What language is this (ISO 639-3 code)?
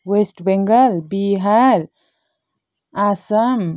nep